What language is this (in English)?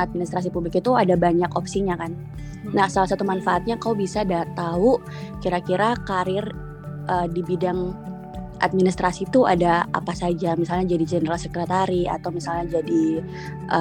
Indonesian